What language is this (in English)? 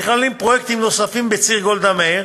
Hebrew